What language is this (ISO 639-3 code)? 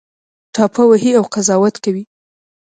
pus